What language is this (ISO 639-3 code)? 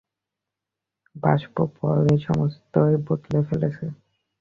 ben